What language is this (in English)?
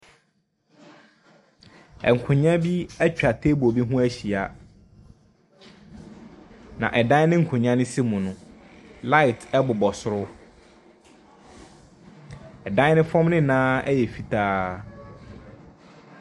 Akan